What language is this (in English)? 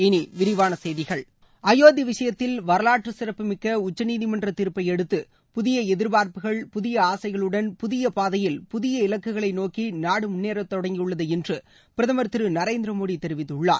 Tamil